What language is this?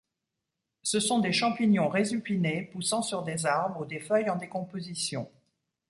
French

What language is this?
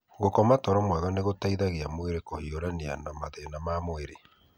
Kikuyu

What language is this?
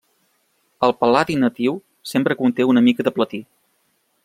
Catalan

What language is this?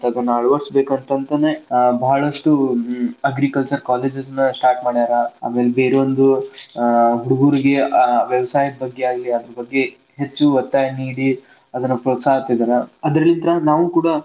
Kannada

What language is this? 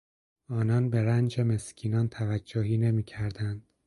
Persian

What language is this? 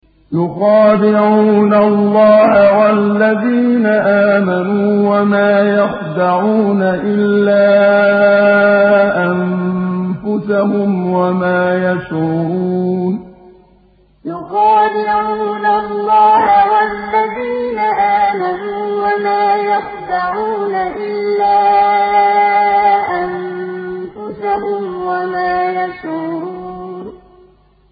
Arabic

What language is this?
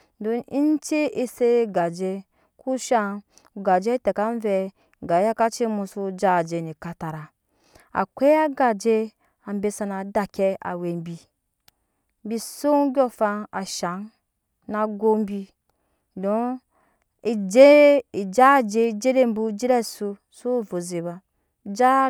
Nyankpa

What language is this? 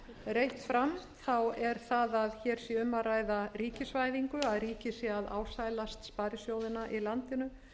Icelandic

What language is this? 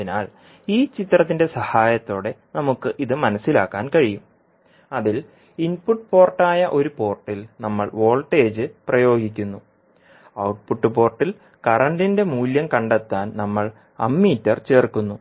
Malayalam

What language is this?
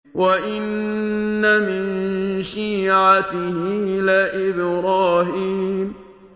Arabic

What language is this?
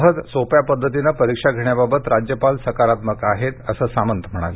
Marathi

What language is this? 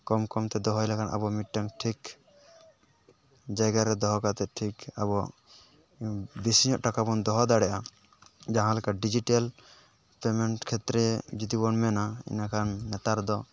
Santali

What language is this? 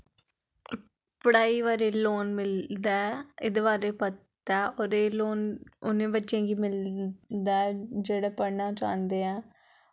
Dogri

